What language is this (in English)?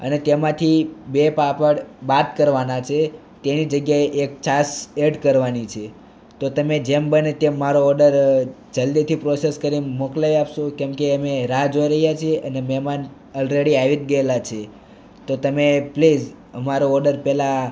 Gujarati